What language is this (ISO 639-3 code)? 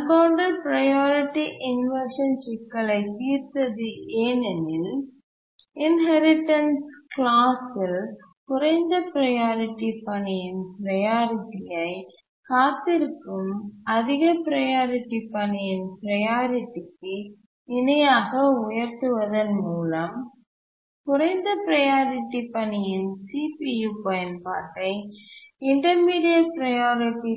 tam